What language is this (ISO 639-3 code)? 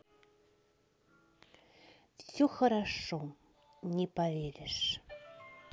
rus